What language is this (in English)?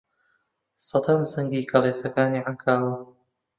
Central Kurdish